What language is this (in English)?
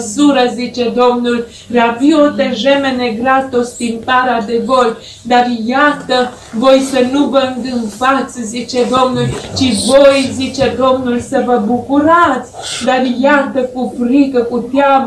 Romanian